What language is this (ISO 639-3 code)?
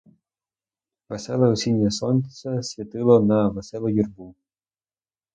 ukr